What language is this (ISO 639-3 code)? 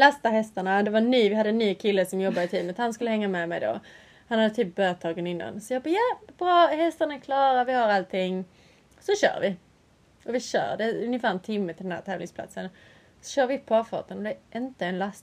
swe